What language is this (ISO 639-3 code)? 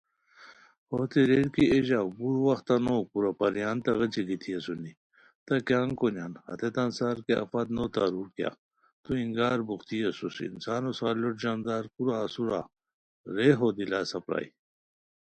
khw